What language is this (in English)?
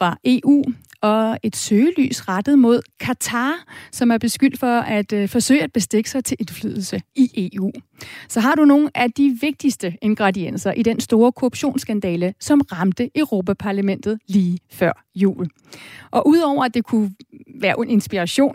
Danish